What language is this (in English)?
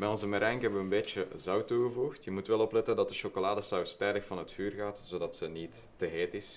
Dutch